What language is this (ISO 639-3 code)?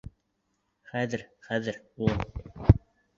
bak